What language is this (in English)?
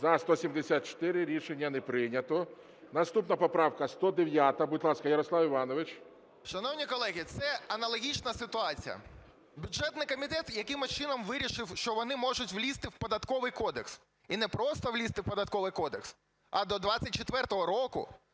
Ukrainian